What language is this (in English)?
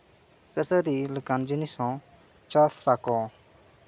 Santali